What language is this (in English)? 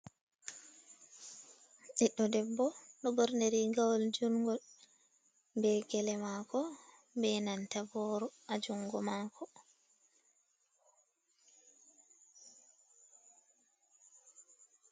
Fula